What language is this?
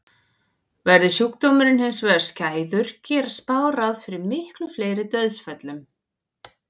Icelandic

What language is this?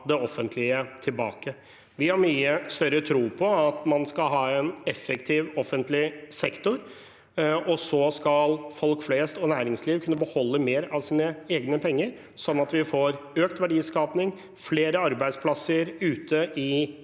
Norwegian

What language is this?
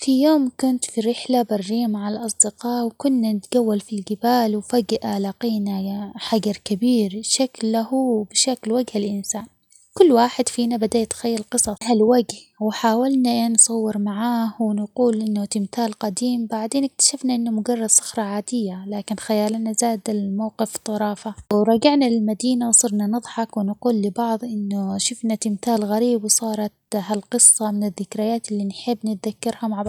Omani Arabic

